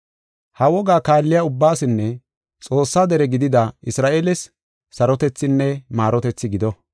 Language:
Gofa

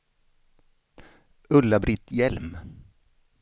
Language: Swedish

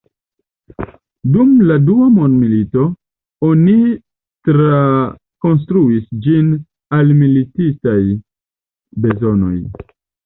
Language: Esperanto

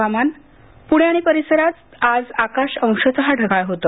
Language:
Marathi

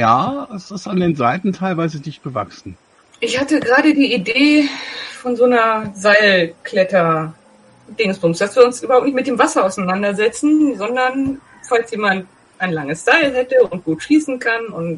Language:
German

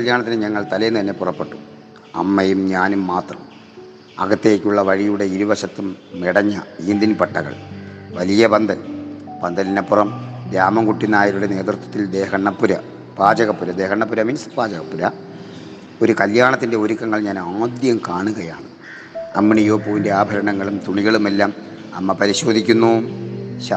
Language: Malayalam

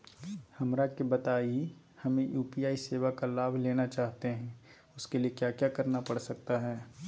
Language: Magahi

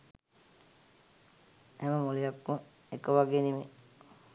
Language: Sinhala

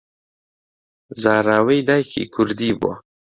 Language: Central Kurdish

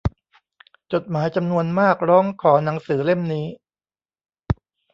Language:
Thai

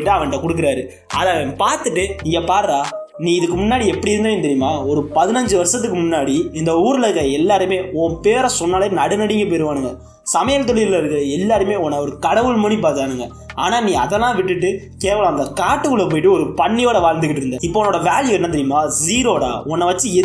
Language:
Tamil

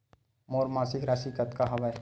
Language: Chhattisgarhi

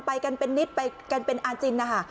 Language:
Thai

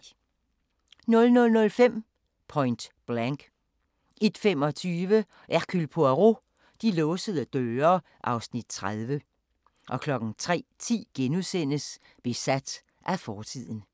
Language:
Danish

